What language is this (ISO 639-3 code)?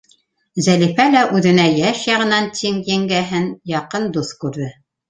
bak